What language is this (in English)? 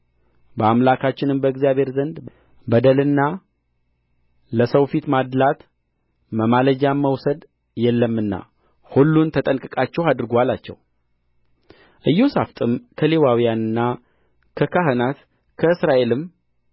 Amharic